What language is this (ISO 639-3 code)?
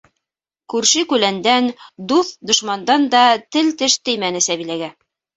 bak